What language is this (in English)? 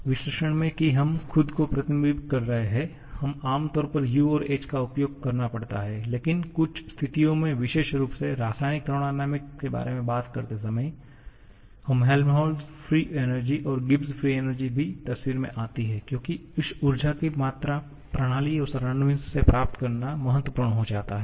Hindi